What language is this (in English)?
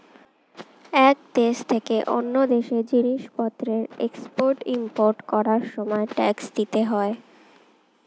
Bangla